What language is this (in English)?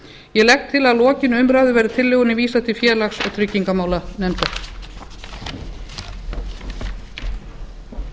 Icelandic